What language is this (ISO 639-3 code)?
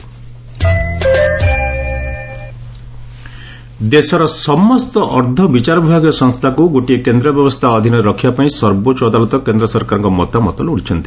ori